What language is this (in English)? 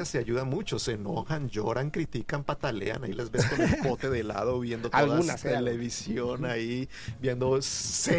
Spanish